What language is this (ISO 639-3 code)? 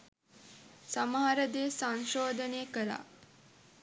sin